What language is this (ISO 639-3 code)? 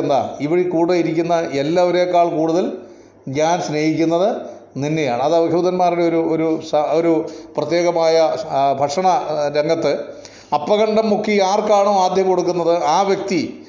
mal